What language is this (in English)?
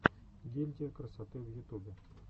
Russian